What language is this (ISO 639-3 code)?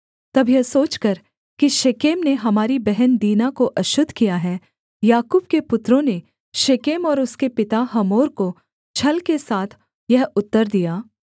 hin